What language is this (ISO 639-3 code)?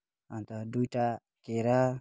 nep